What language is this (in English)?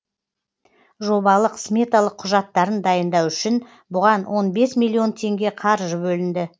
Kazakh